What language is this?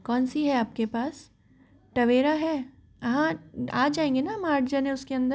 Hindi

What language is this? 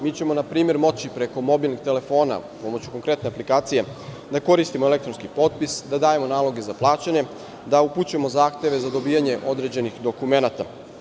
Serbian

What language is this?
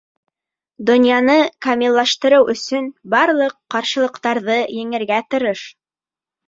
Bashkir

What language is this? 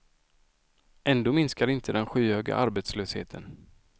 Swedish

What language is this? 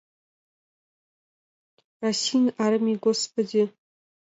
Mari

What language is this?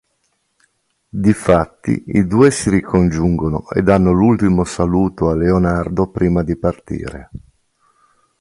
Italian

